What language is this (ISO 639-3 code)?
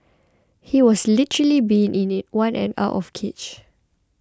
eng